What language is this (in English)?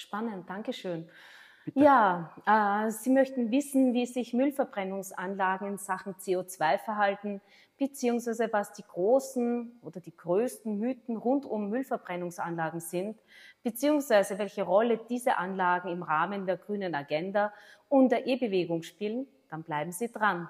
German